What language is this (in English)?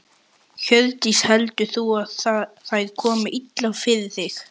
Icelandic